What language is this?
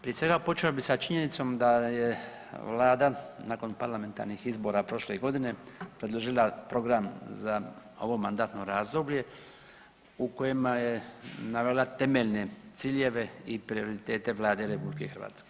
Croatian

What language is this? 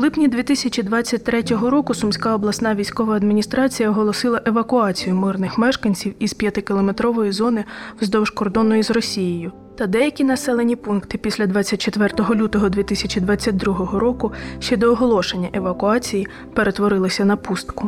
Ukrainian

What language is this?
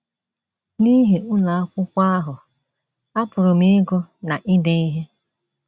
Igbo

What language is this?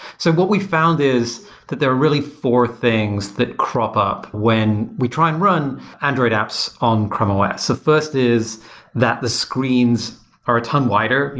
English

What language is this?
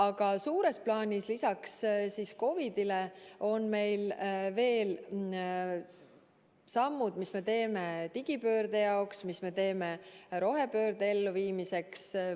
Estonian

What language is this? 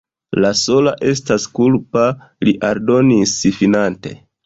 Esperanto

